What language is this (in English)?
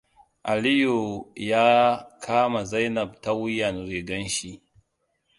Hausa